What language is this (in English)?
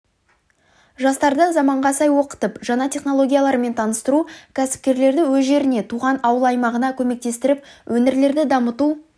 Kazakh